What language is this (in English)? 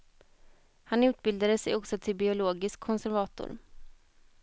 Swedish